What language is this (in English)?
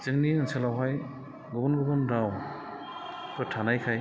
Bodo